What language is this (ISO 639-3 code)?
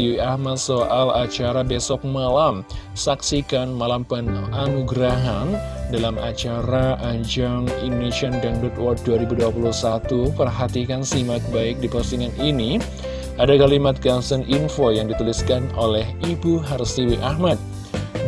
ind